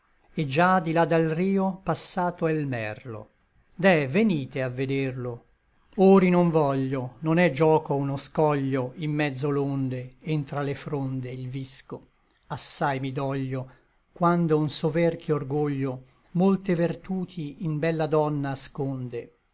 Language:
Italian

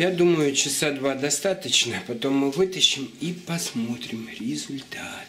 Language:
Russian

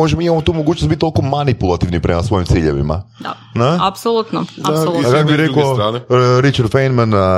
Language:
Croatian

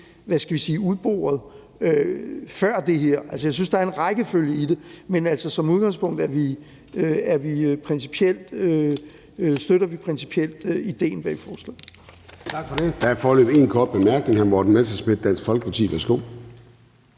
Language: Danish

